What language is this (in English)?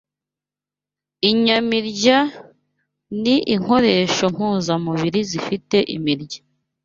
Kinyarwanda